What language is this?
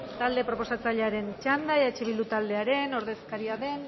Basque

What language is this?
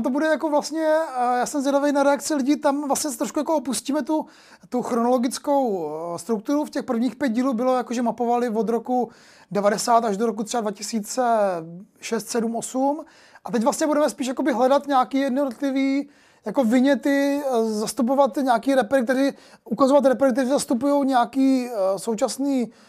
Czech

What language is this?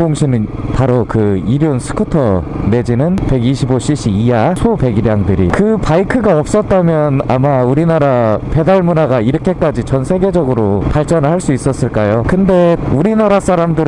Korean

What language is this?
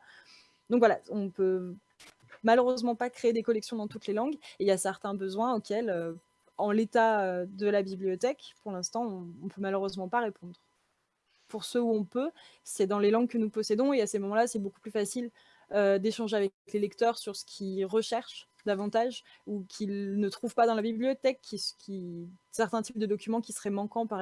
French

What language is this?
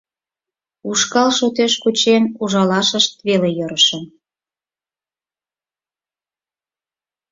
Mari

